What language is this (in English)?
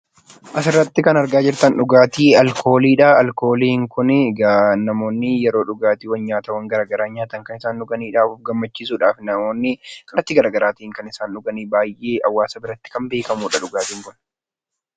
Oromo